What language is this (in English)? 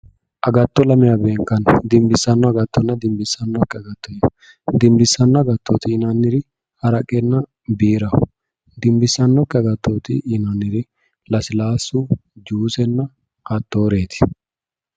Sidamo